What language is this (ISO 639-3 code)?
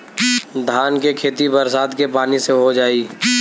bho